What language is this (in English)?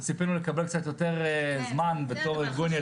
Hebrew